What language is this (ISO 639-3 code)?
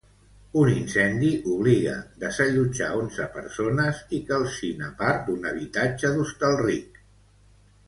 cat